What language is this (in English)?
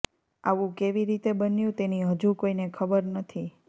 Gujarati